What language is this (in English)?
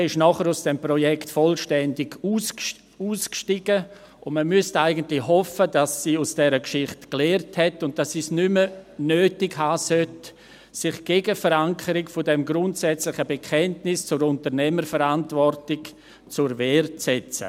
Swiss German